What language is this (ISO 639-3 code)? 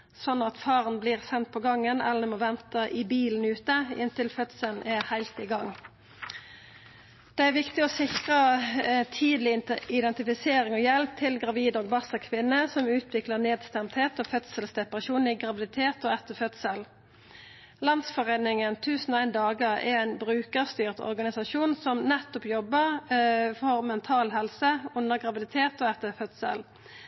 nno